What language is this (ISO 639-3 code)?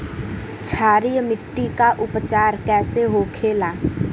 bho